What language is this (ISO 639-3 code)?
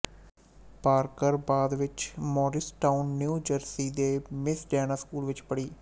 pan